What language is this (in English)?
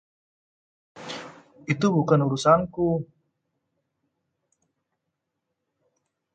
Indonesian